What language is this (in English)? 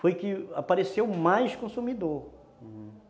Portuguese